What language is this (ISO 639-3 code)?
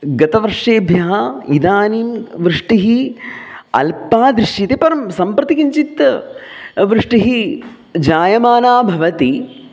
san